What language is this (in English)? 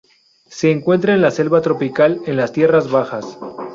Spanish